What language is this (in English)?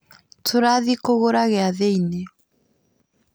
Kikuyu